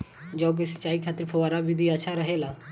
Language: Bhojpuri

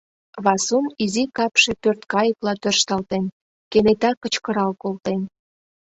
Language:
Mari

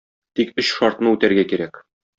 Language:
Tatar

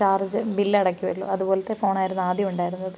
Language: Malayalam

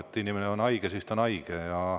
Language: Estonian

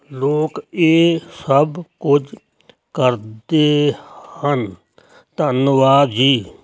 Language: Punjabi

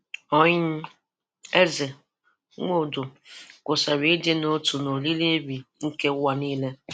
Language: Igbo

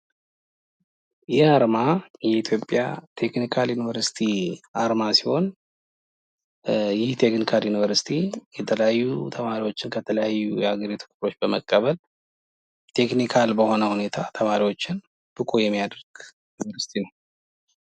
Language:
Amharic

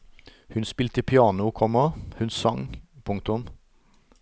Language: Norwegian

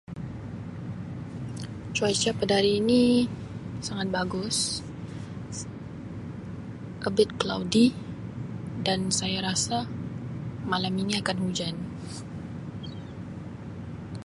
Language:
Sabah Malay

